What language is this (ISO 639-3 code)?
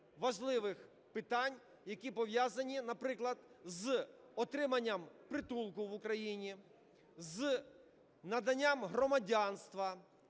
ukr